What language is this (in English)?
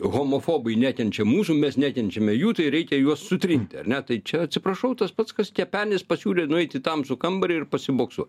Lithuanian